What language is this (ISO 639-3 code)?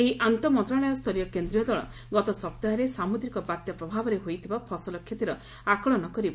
ori